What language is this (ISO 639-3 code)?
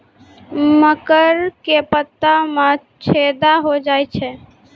mai